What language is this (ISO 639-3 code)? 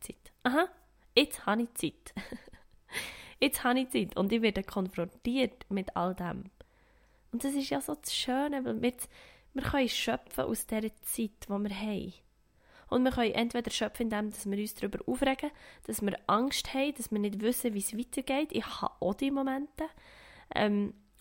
deu